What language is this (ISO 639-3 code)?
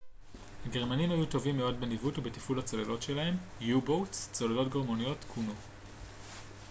heb